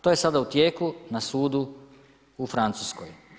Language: Croatian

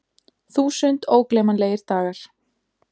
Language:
Icelandic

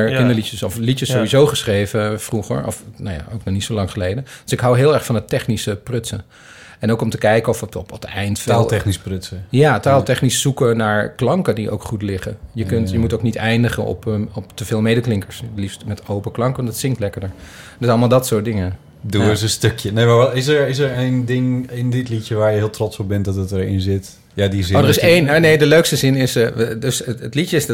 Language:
Dutch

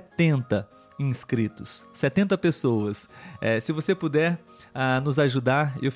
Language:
Portuguese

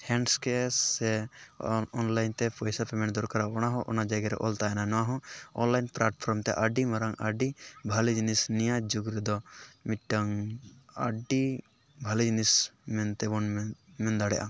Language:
Santali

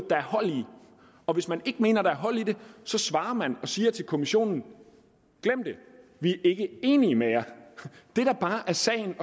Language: Danish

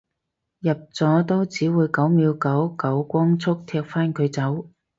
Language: Cantonese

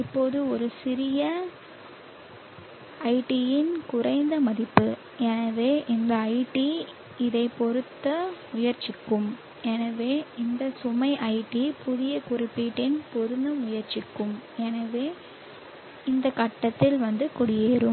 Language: Tamil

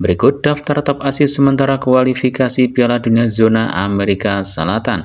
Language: Indonesian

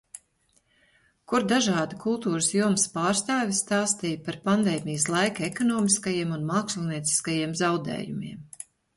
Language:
Latvian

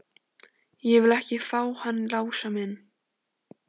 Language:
Icelandic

